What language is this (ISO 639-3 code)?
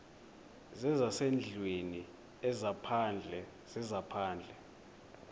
xho